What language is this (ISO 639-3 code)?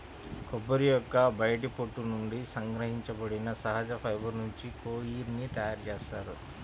tel